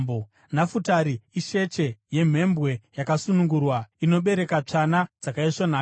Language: Shona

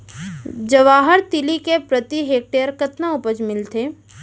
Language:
Chhattisgarhi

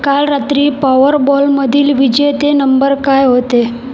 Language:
Marathi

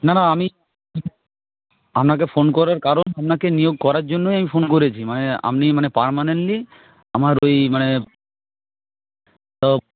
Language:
Bangla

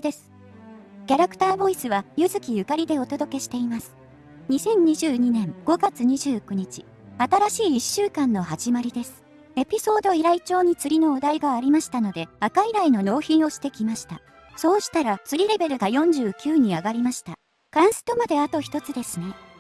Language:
Japanese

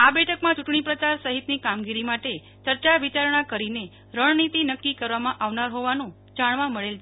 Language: Gujarati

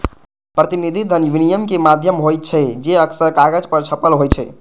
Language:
Maithili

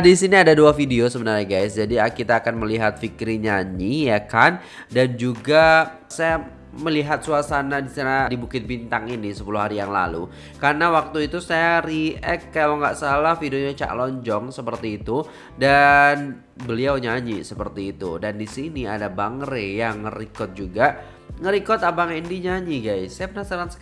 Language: Indonesian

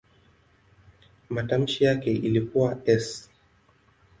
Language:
Swahili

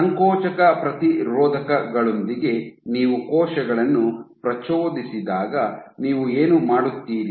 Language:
Kannada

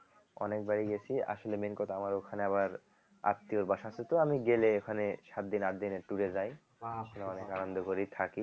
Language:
Bangla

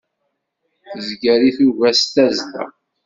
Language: Kabyle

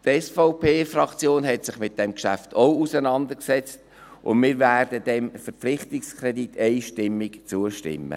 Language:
Swiss German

